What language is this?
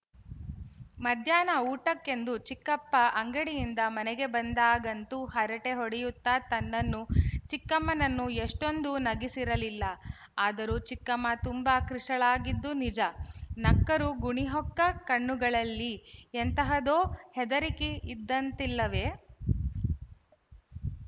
Kannada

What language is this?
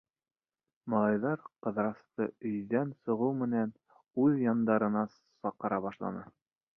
Bashkir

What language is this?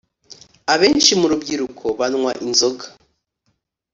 Kinyarwanda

